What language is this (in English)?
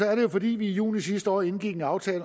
Danish